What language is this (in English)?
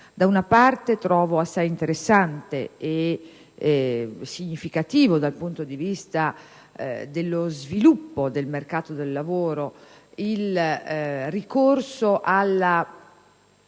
Italian